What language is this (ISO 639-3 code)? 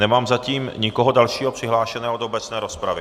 ces